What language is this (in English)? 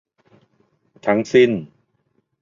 Thai